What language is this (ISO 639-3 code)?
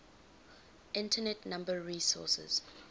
eng